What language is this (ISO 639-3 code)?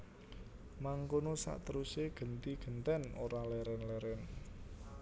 jav